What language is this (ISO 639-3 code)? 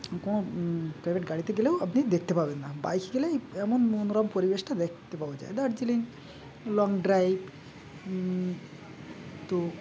ben